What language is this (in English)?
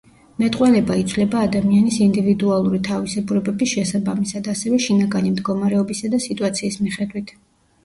Georgian